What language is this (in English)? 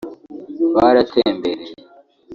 Kinyarwanda